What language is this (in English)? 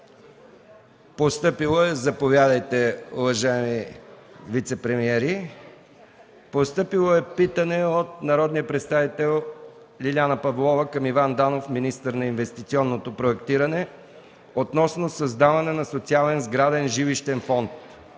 Bulgarian